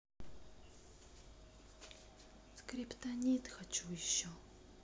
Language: Russian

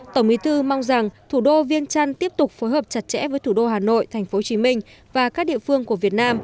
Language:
Vietnamese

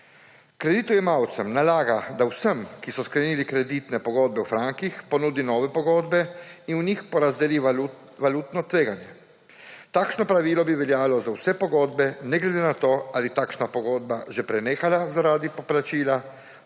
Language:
Slovenian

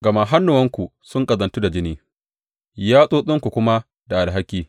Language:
Hausa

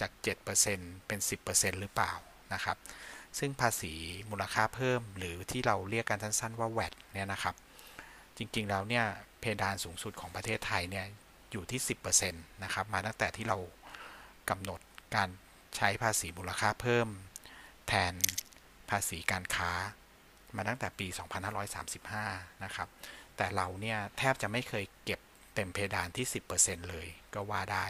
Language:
Thai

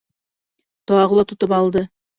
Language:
Bashkir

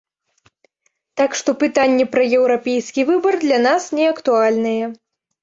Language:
Belarusian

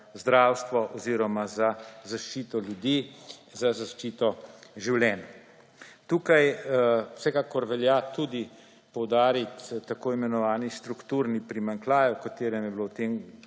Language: Slovenian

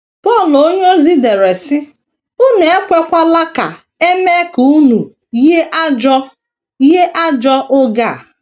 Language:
Igbo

